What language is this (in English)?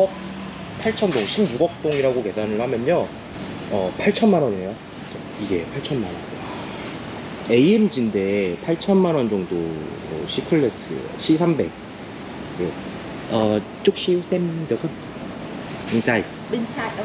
Korean